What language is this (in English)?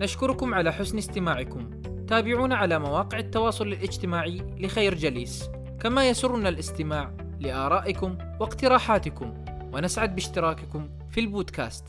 Arabic